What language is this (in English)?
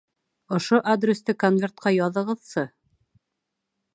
Bashkir